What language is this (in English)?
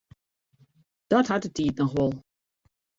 Western Frisian